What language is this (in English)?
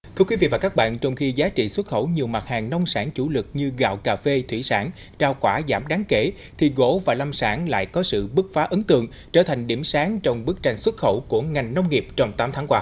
Vietnamese